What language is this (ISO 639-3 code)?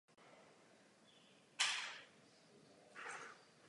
ces